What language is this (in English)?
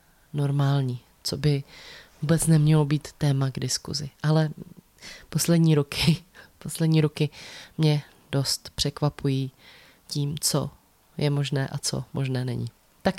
Czech